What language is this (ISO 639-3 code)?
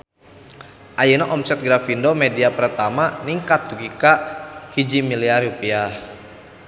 sun